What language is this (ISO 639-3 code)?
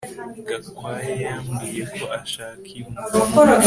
kin